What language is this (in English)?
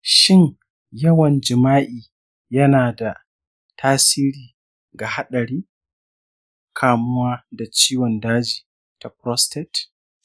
Hausa